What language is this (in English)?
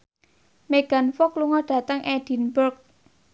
Javanese